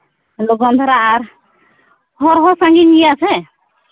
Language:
Santali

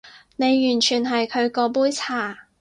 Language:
Cantonese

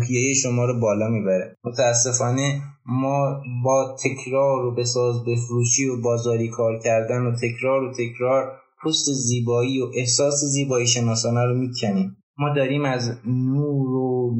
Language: Persian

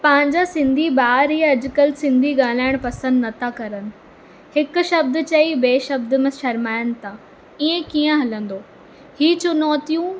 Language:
Sindhi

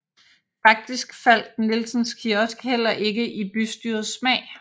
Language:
Danish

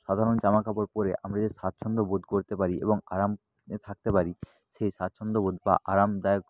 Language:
Bangla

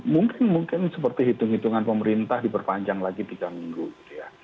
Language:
Indonesian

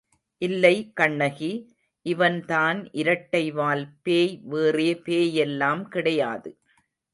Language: Tamil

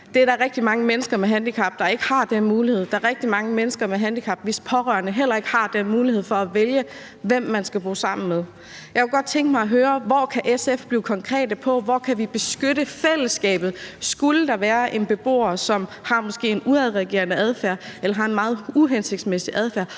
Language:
Danish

